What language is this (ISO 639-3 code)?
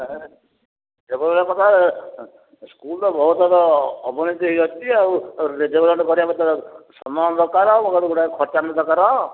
ori